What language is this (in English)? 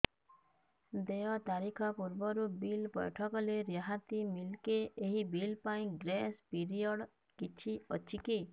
Odia